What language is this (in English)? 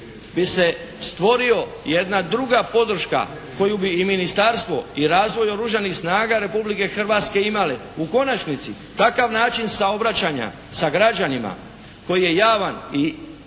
Croatian